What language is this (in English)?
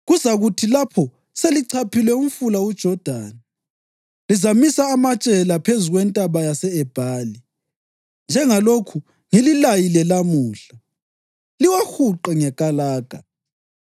North Ndebele